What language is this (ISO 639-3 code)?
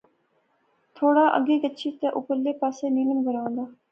phr